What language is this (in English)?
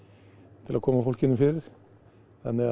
Icelandic